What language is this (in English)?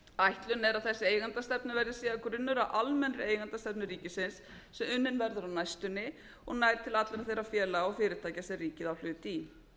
Icelandic